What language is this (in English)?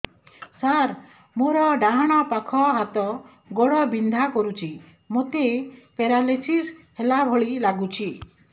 Odia